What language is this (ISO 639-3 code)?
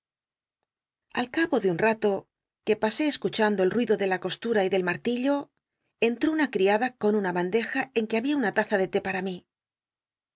spa